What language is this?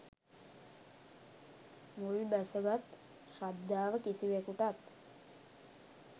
Sinhala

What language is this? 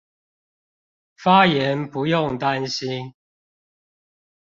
Chinese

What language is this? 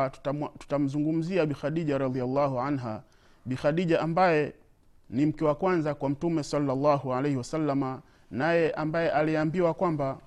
Swahili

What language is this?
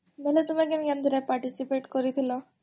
Odia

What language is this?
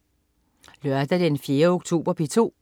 Danish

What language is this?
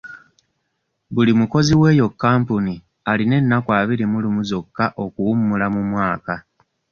Ganda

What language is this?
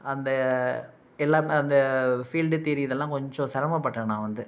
Tamil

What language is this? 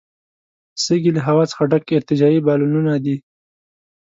Pashto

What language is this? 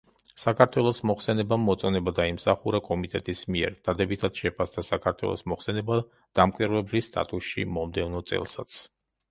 Georgian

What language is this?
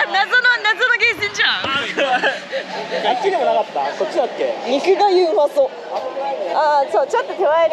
Japanese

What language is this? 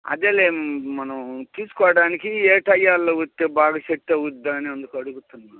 Telugu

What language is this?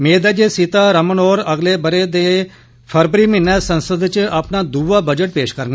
Dogri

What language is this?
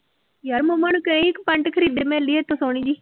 Punjabi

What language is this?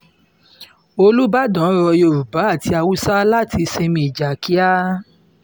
Yoruba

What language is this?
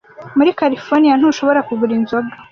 Kinyarwanda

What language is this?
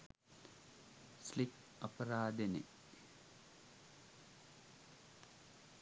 Sinhala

